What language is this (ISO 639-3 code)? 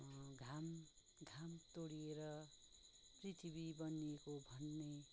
nep